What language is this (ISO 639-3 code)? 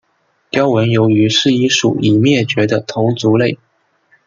zho